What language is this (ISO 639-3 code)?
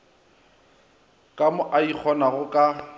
nso